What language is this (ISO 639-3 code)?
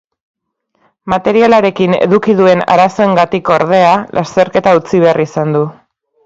eus